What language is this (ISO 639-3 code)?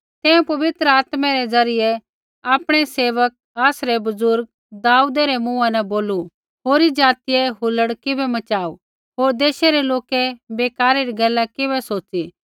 kfx